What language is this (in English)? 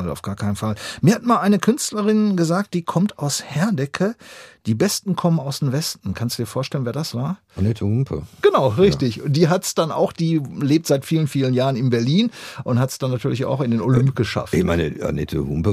German